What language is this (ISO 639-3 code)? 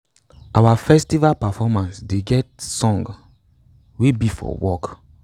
pcm